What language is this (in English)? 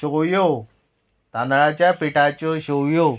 Konkani